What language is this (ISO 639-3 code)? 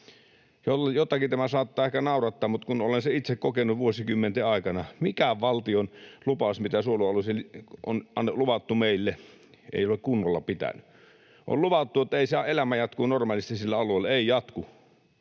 fin